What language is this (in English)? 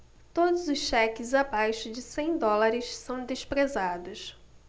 Portuguese